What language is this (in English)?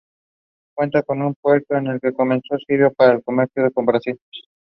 English